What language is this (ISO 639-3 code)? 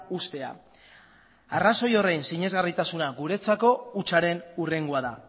eus